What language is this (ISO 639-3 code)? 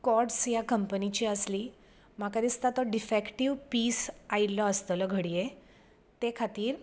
kok